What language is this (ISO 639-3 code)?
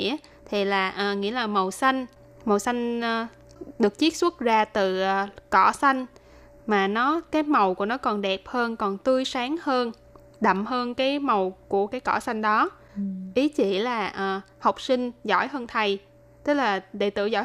vie